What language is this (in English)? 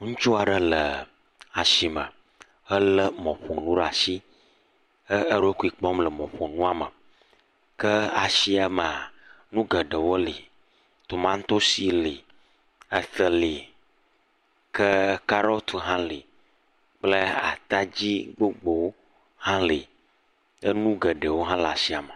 Ewe